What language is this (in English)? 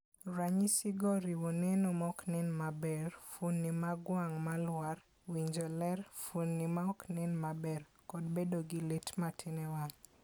Luo (Kenya and Tanzania)